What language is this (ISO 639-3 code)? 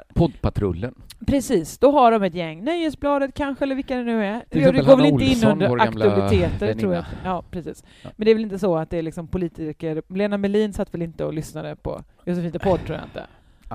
swe